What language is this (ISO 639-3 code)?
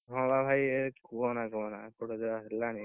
ori